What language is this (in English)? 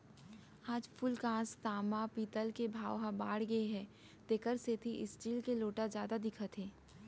Chhattisgarhi